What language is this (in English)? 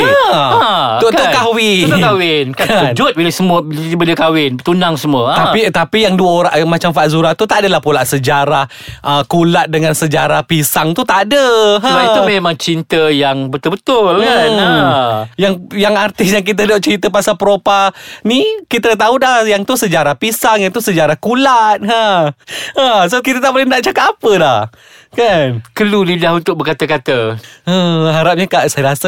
Malay